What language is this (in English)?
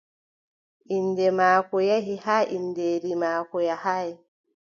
Adamawa Fulfulde